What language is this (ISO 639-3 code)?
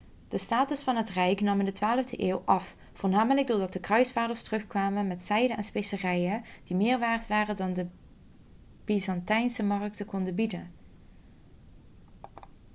nld